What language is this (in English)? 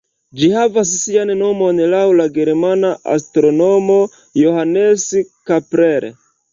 Esperanto